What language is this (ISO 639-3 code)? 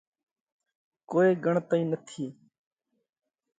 kvx